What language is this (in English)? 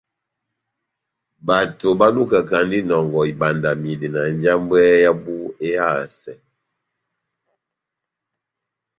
Batanga